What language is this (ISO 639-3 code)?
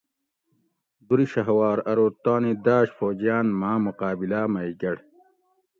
gwc